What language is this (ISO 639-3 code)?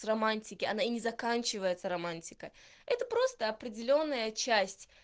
rus